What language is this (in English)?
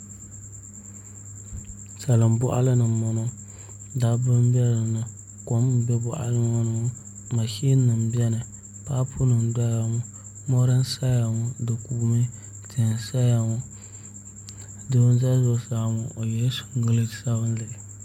Dagbani